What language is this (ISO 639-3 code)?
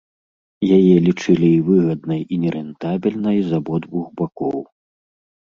bel